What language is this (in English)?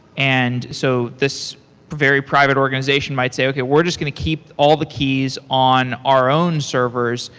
English